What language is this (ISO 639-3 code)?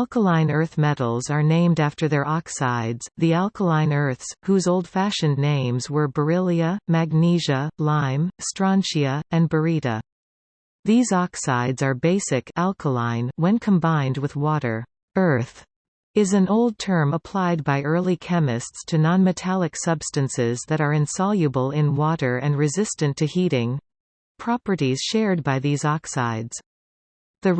eng